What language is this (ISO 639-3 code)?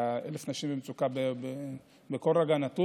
heb